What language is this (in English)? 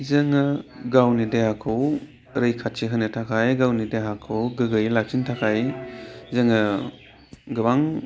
Bodo